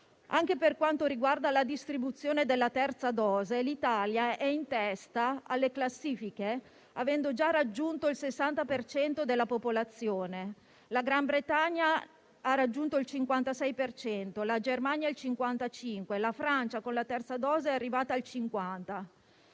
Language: Italian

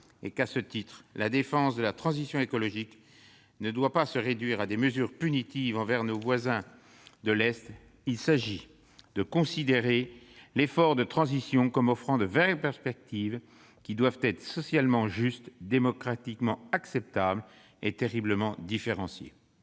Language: French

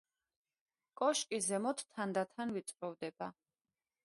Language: Georgian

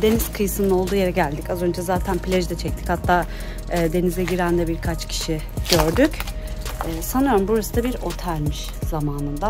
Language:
Turkish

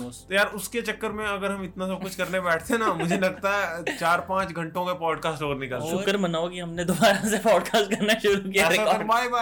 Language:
Hindi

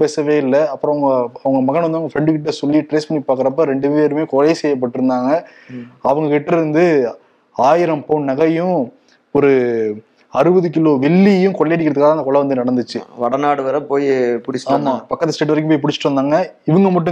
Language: Tamil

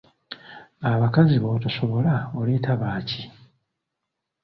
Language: Ganda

